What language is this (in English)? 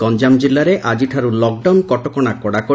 Odia